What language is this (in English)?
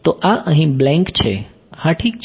Gujarati